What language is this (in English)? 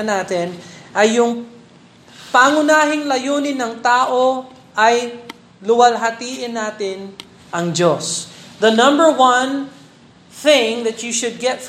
Filipino